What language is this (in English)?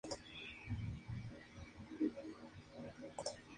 Spanish